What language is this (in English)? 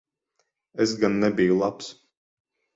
Latvian